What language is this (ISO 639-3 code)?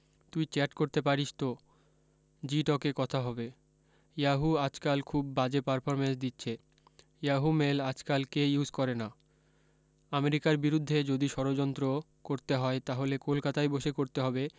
ben